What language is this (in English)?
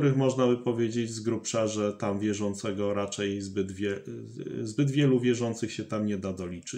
Polish